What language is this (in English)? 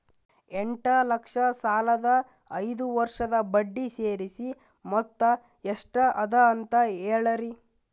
Kannada